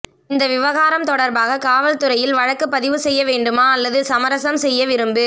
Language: Tamil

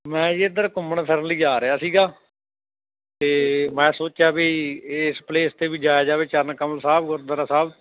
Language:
Punjabi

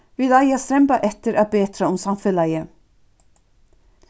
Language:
Faroese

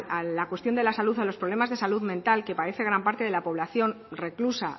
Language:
Spanish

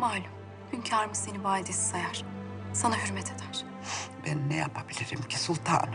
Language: Turkish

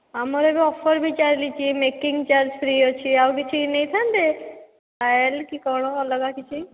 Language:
Odia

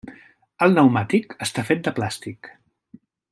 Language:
Catalan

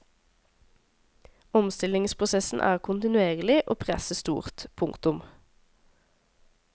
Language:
Norwegian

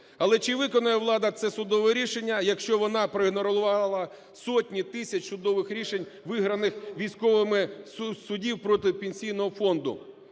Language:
Ukrainian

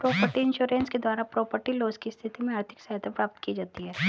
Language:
Hindi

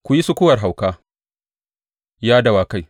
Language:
Hausa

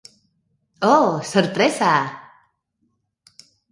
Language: Galician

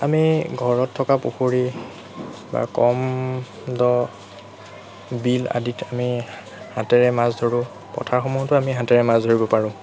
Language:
Assamese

